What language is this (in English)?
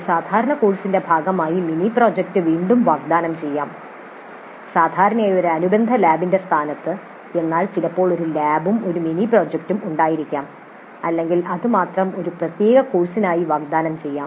Malayalam